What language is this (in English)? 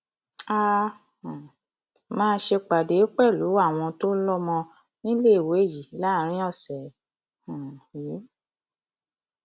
Yoruba